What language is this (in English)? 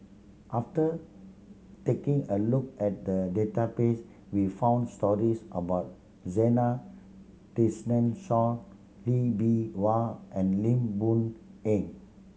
English